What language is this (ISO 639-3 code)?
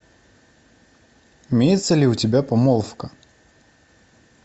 rus